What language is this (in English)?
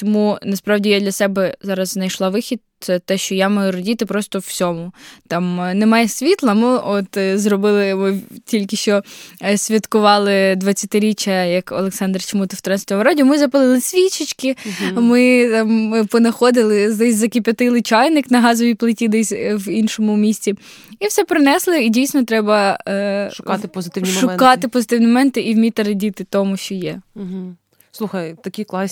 Ukrainian